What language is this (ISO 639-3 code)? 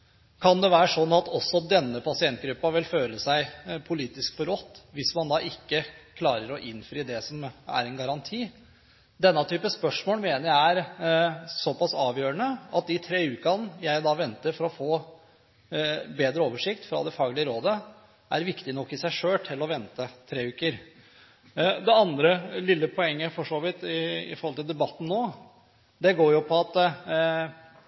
nob